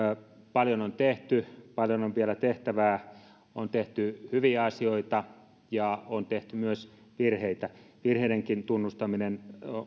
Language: Finnish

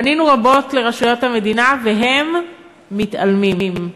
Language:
Hebrew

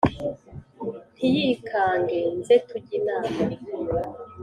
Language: Kinyarwanda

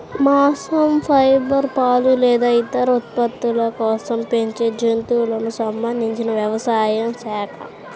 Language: Telugu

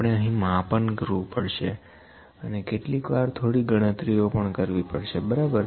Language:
Gujarati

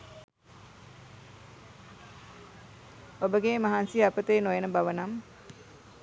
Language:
Sinhala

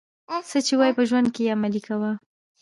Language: Pashto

